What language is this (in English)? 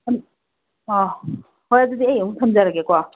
Manipuri